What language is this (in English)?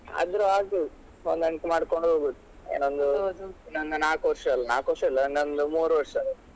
Kannada